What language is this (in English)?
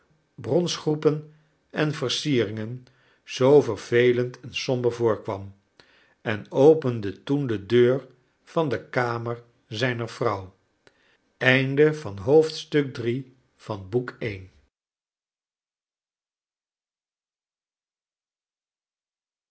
Dutch